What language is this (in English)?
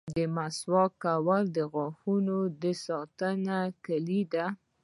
Pashto